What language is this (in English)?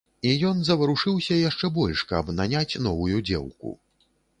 Belarusian